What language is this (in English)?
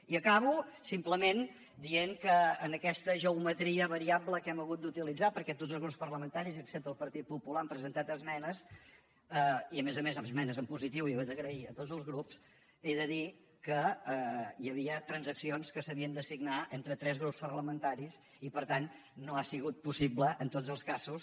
Catalan